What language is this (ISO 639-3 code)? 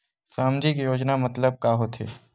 hne